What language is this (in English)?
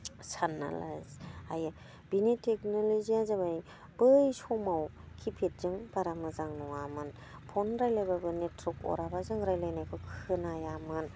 Bodo